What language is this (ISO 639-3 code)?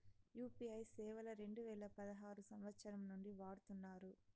tel